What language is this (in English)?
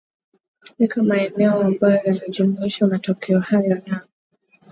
Swahili